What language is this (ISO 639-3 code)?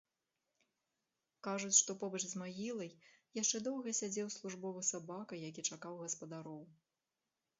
bel